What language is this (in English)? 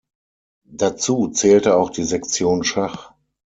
German